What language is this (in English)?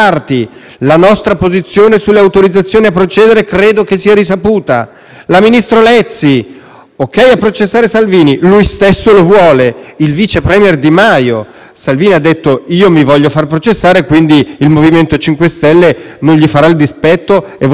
Italian